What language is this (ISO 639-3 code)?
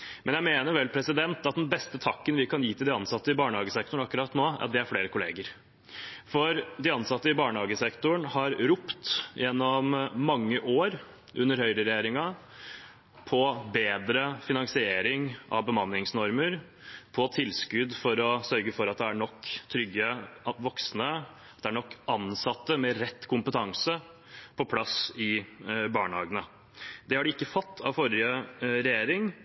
nob